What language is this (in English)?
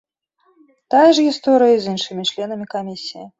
Belarusian